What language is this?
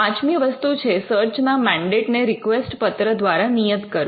Gujarati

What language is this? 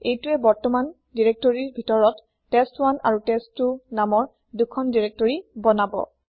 Assamese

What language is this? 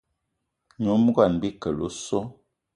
Eton (Cameroon)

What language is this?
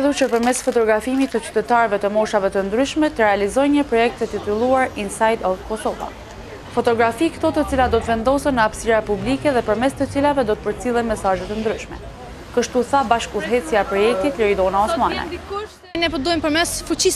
Romanian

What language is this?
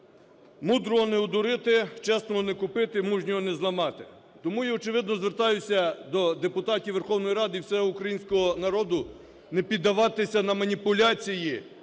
Ukrainian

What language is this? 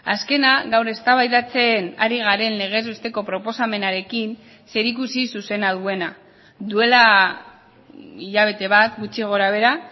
Basque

